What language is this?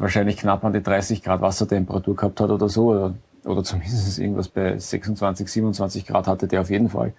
German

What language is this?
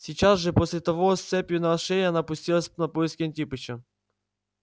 Russian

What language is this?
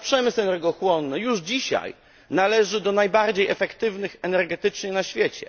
Polish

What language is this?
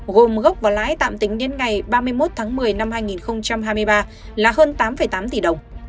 Vietnamese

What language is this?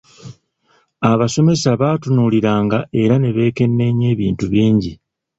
Ganda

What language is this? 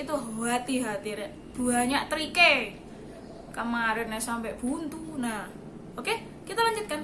Indonesian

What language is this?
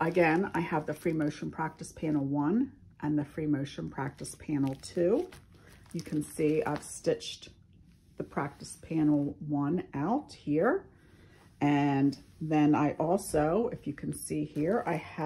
English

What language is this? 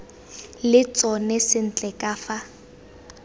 Tswana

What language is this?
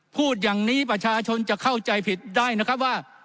Thai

